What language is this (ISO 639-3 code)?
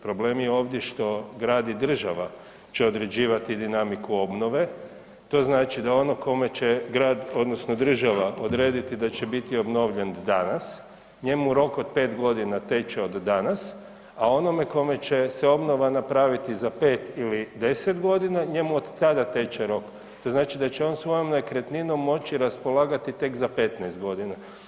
hrv